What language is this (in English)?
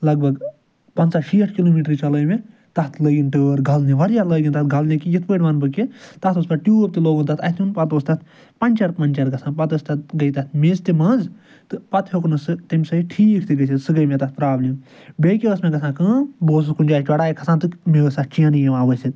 Kashmiri